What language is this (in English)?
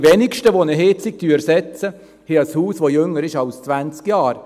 Swiss German